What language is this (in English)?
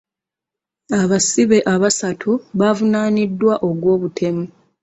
Ganda